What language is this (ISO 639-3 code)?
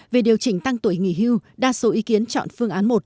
vie